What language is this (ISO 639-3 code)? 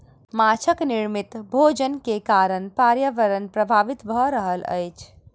mai